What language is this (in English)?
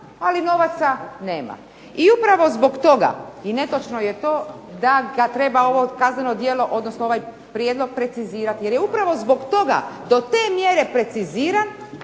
Croatian